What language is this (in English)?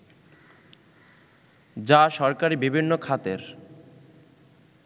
Bangla